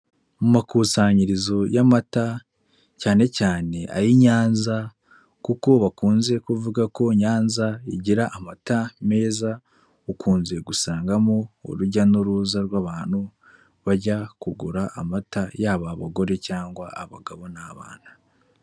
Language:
Kinyarwanda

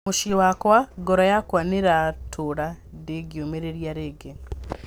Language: Kikuyu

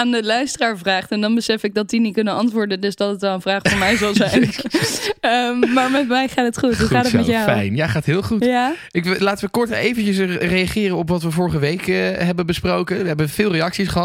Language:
Dutch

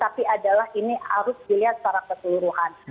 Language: Indonesian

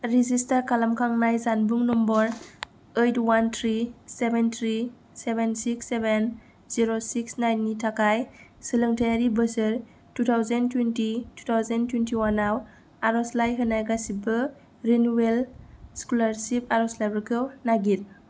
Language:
Bodo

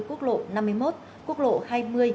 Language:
Vietnamese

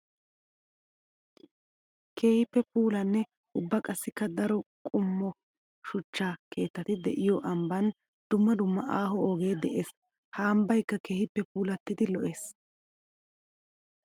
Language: Wolaytta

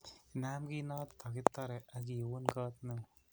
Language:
Kalenjin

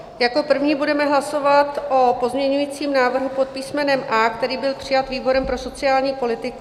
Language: Czech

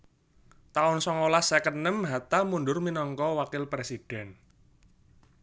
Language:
Javanese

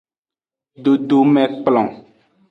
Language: Aja (Benin)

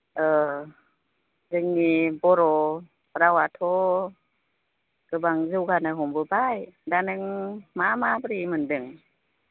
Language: Bodo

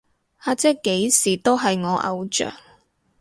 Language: Cantonese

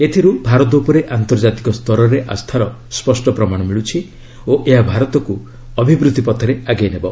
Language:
Odia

